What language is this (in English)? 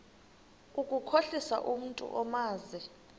Xhosa